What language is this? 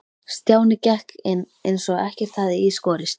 Icelandic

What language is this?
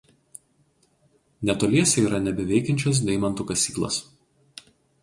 Lithuanian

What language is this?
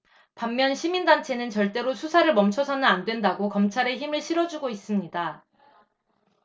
Korean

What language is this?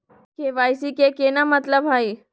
Magahi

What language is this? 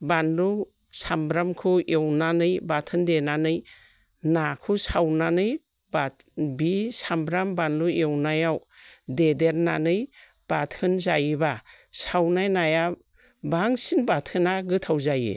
Bodo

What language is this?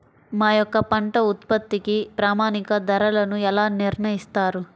Telugu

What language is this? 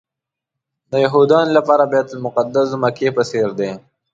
Pashto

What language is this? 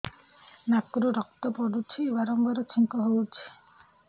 Odia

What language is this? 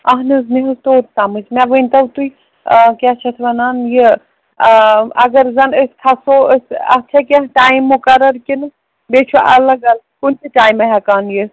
Kashmiri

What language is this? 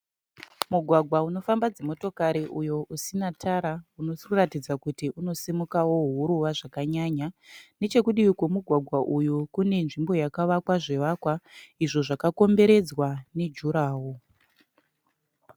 Shona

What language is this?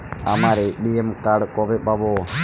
Bangla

